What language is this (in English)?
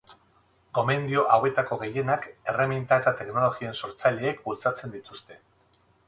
Basque